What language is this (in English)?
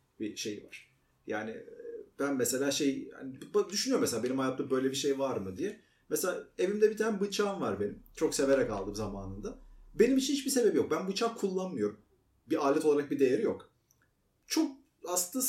Turkish